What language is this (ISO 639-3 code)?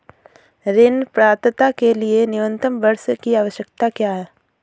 hin